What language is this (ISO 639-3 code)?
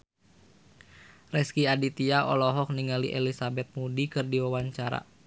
sun